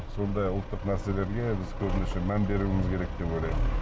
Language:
Kazakh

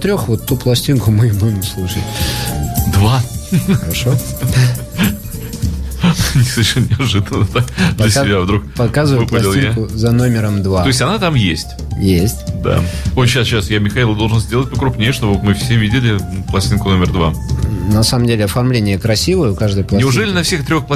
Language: Russian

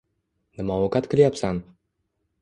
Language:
Uzbek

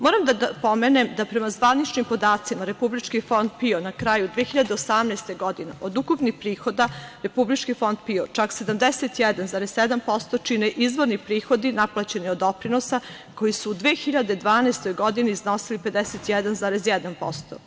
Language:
Serbian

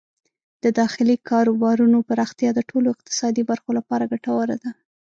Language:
Pashto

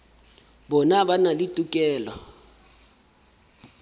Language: Southern Sotho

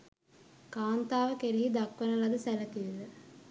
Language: Sinhala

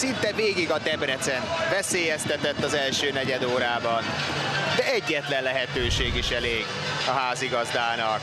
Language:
Hungarian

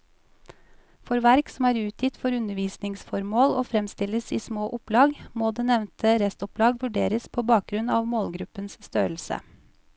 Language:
Norwegian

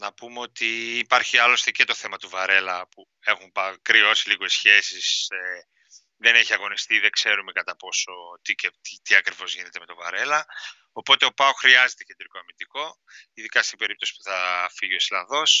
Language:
Greek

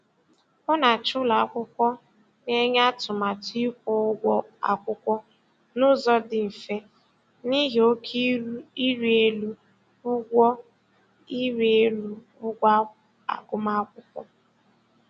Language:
Igbo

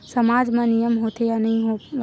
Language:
Chhattisgarhi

